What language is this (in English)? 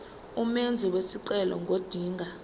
Zulu